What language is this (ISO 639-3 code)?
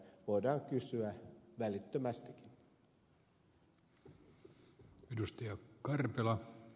fin